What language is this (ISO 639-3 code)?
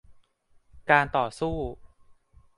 tha